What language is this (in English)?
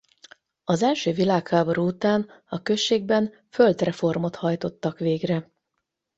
Hungarian